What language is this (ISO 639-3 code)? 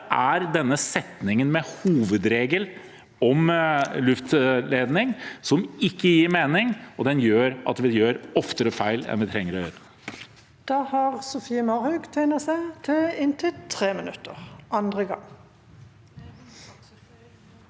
nor